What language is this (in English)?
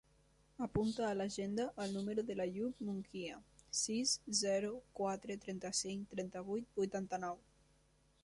Catalan